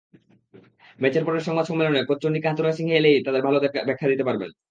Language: Bangla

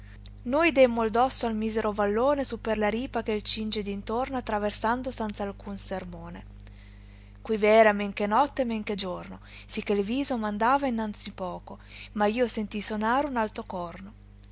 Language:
Italian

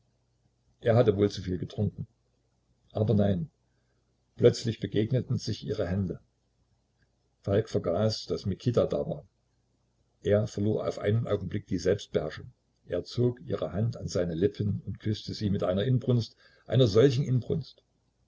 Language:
German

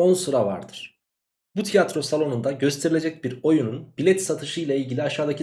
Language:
Turkish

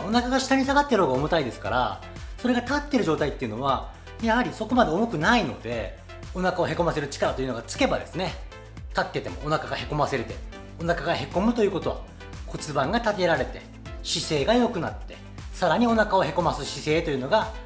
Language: Japanese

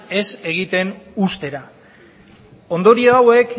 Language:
Basque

